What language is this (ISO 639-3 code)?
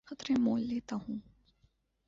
urd